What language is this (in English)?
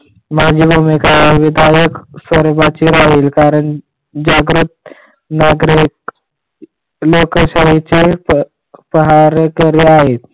Marathi